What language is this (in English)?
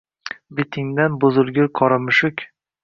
Uzbek